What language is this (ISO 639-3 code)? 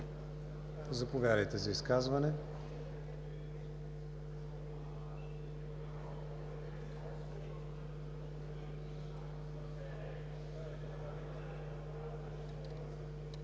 bul